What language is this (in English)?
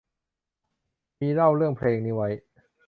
Thai